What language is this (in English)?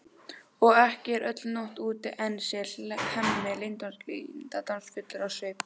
Icelandic